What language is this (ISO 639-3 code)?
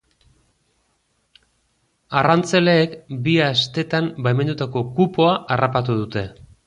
eus